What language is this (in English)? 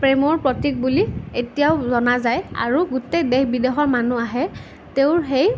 Assamese